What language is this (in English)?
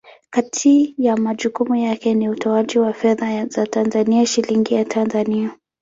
Swahili